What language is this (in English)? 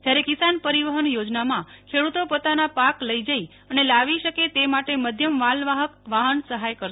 Gujarati